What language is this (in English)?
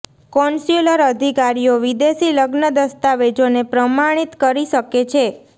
Gujarati